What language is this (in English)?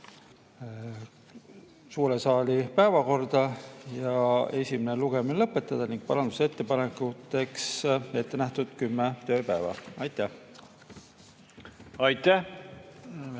Estonian